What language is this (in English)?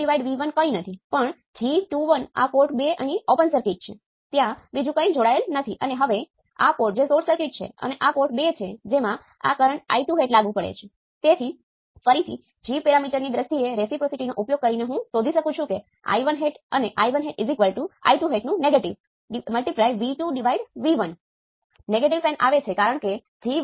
Gujarati